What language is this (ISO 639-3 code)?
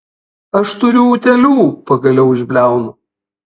lit